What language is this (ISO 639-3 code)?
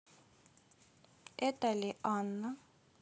rus